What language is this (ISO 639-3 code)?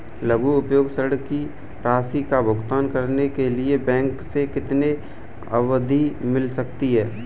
hin